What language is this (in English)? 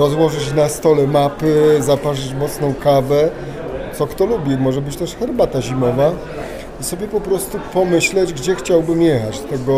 Polish